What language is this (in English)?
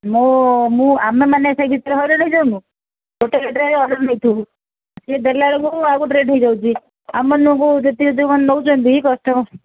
Odia